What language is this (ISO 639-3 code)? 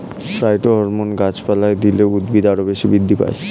ben